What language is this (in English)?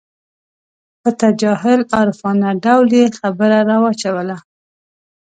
Pashto